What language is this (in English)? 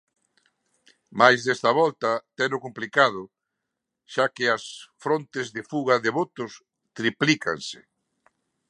Galician